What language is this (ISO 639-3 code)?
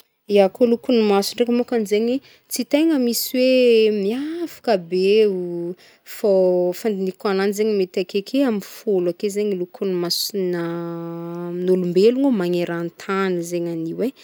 bmm